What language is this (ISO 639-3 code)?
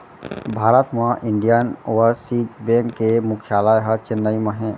hne